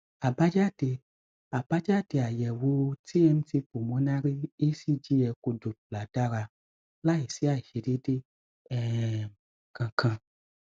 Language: Yoruba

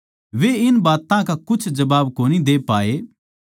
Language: Haryanvi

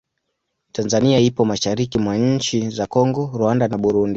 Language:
Swahili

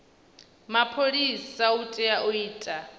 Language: Venda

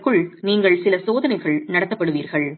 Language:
Tamil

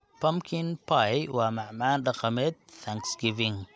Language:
Somali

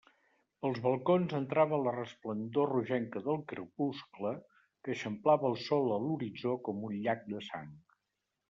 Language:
Catalan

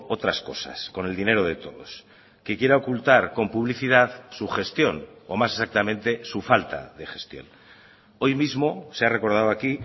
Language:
Spanish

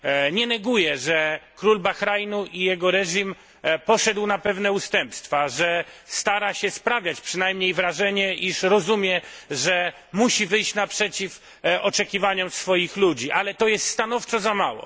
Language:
Polish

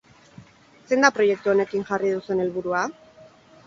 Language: Basque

